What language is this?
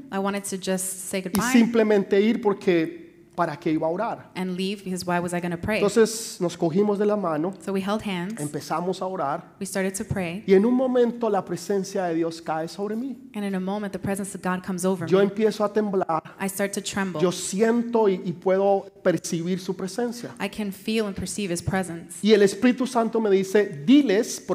Spanish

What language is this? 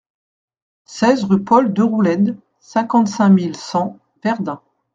French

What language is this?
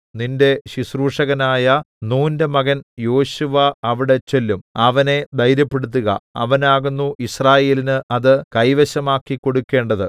Malayalam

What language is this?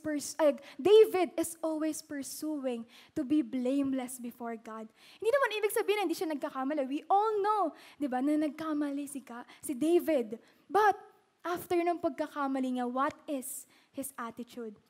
Filipino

